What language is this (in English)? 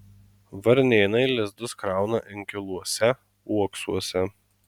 Lithuanian